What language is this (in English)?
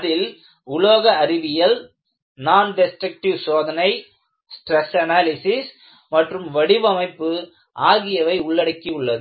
Tamil